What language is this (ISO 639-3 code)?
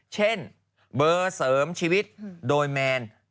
tha